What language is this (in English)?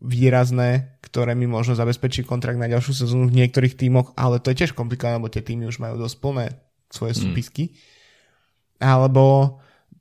Slovak